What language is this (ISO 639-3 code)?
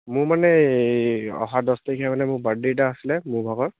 asm